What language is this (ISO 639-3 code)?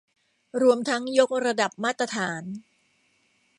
tha